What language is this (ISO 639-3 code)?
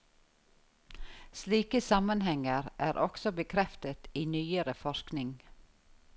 nor